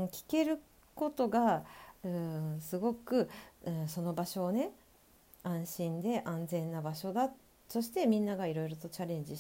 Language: Japanese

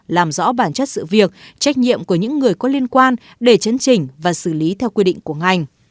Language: Vietnamese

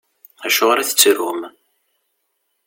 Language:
Kabyle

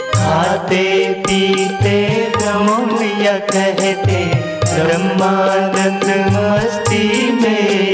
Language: Hindi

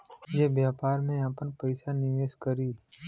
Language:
Bhojpuri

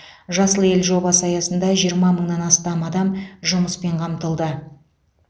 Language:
Kazakh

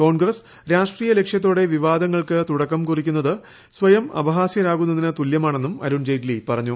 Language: Malayalam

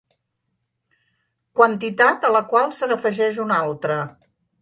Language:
Catalan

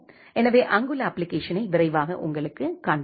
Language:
Tamil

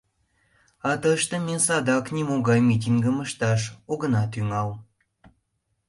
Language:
Mari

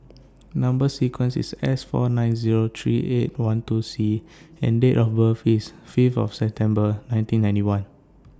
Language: English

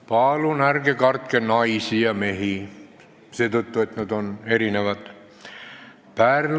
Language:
Estonian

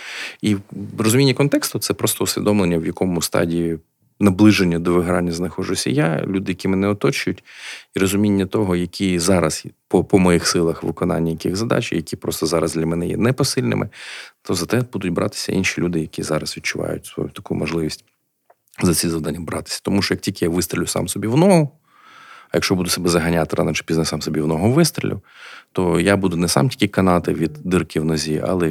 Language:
Ukrainian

